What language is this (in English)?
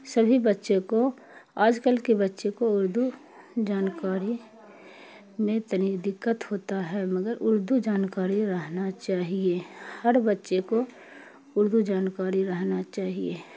Urdu